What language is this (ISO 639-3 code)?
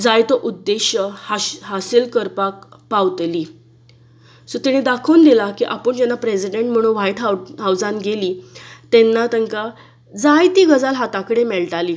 kok